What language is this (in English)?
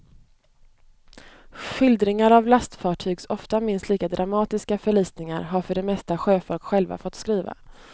Swedish